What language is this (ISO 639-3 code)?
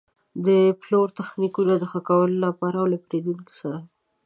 pus